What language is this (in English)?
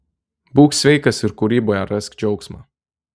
Lithuanian